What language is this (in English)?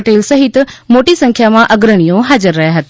Gujarati